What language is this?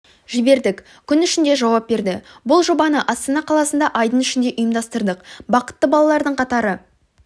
Kazakh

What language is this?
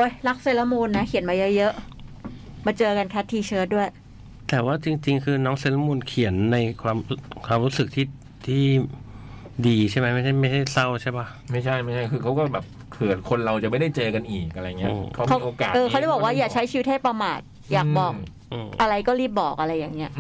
Thai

